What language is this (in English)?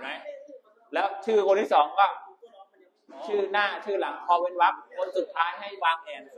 Thai